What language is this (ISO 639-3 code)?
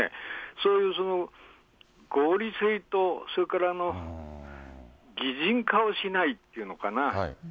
jpn